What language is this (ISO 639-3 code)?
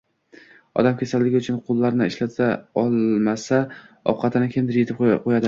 uzb